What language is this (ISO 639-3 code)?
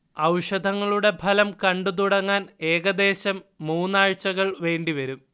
mal